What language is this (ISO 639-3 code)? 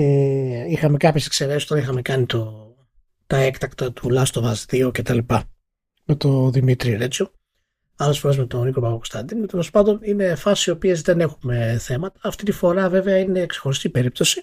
ell